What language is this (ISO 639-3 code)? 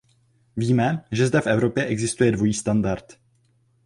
ces